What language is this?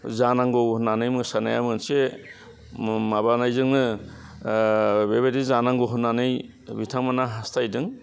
Bodo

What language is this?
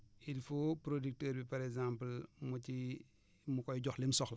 Wolof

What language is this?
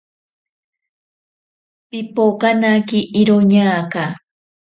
Ashéninka Perené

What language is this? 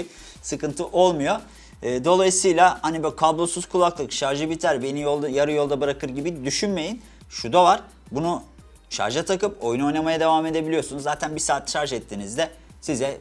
Turkish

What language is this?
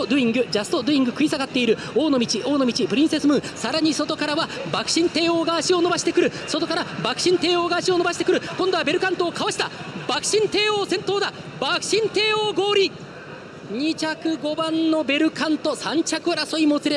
Japanese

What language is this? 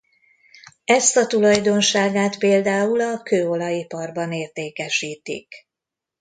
Hungarian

